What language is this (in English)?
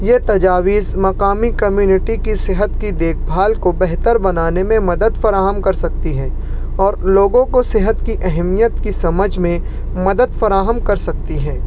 Urdu